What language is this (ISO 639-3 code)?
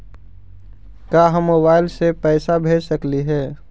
mag